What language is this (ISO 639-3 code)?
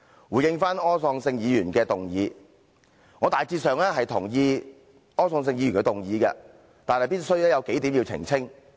yue